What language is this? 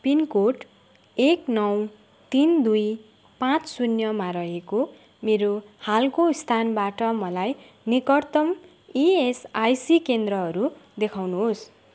Nepali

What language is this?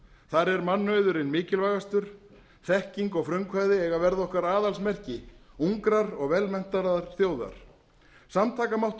Icelandic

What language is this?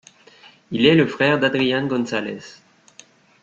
French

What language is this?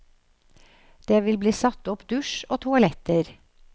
Norwegian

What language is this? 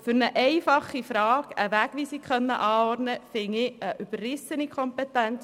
Swiss German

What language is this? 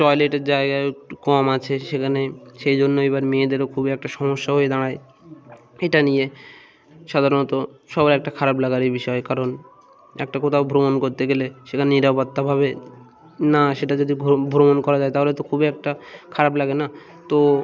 Bangla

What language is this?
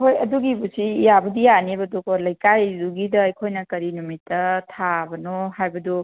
Manipuri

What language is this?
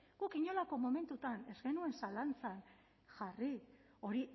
Basque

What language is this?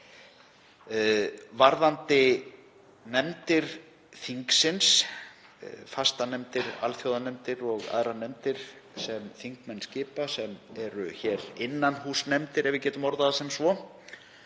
Icelandic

